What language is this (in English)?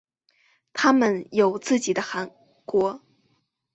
Chinese